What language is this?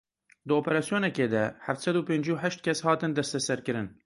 Kurdish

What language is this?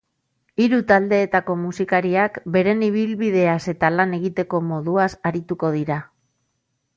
Basque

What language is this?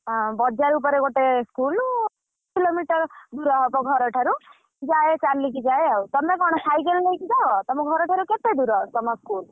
Odia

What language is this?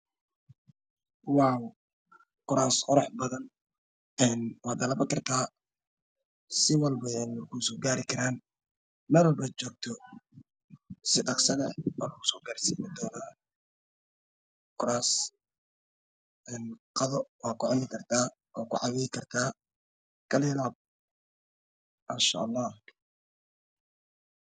Somali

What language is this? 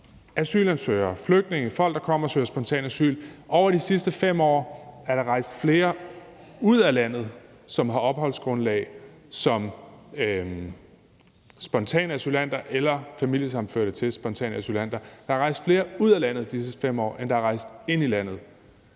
Danish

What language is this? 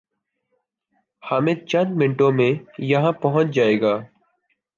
Urdu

